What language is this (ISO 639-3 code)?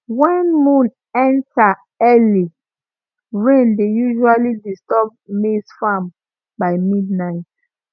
pcm